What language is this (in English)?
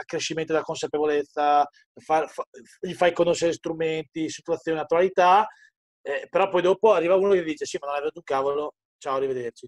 Italian